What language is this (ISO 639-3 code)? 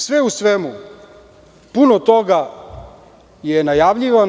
srp